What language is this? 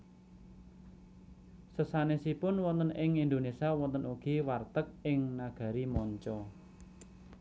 Javanese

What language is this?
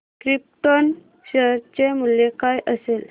Marathi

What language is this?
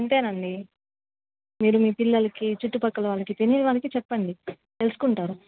Telugu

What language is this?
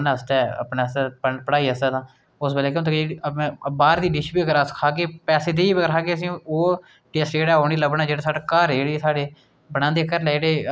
Dogri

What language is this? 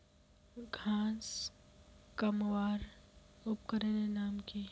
Magahi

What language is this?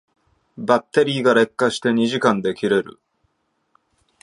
Japanese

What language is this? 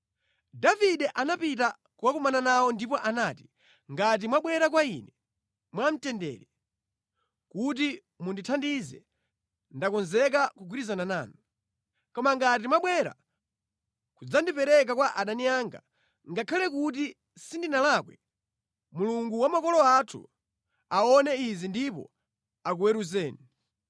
Nyanja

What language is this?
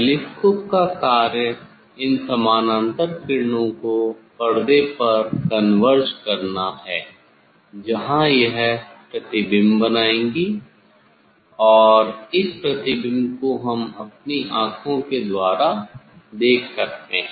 Hindi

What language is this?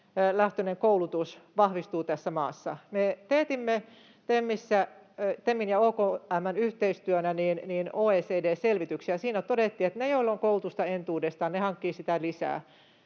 Finnish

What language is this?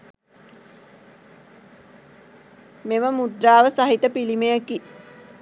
Sinhala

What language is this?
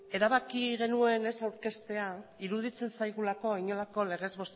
Basque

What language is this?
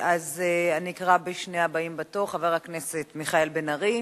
Hebrew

